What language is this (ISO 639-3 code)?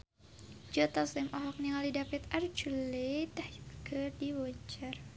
sun